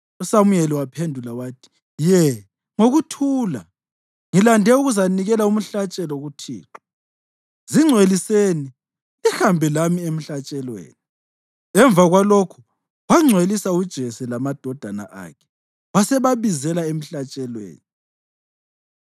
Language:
North Ndebele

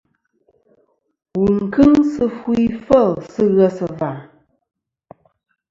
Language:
Kom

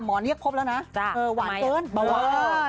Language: Thai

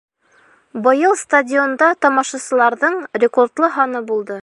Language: Bashkir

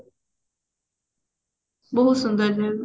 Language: Odia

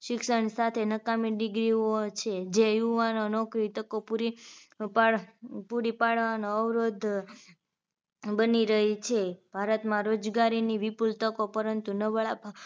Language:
Gujarati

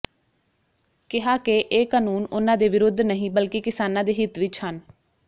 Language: Punjabi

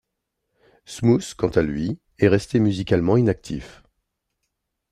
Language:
French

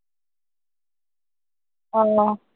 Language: Assamese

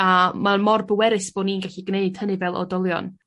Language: Welsh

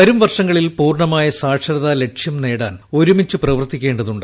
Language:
Malayalam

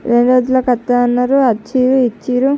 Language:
Telugu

